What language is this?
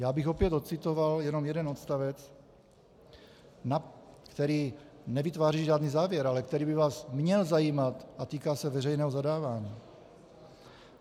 Czech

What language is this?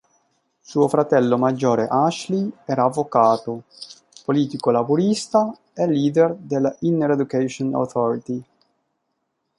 Italian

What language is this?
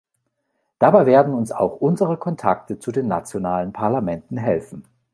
German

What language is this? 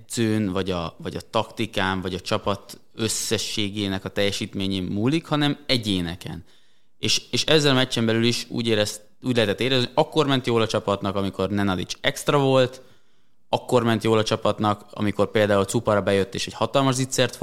Hungarian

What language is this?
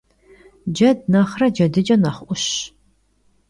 Kabardian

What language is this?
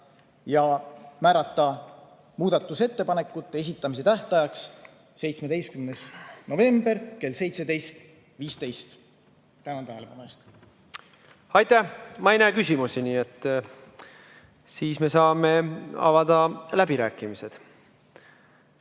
Estonian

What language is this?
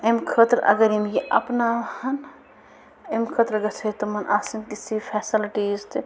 Kashmiri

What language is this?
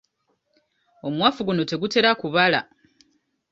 Ganda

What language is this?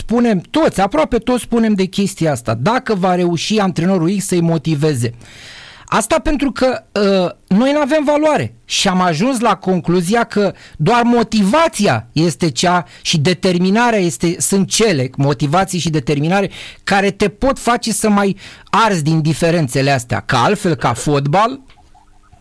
Romanian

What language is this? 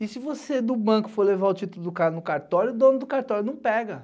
Portuguese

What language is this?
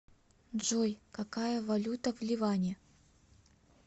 Russian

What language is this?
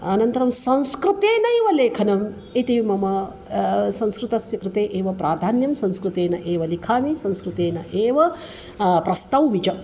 Sanskrit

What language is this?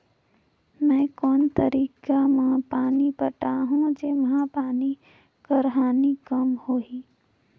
Chhattisgarhi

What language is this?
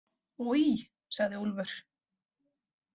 Icelandic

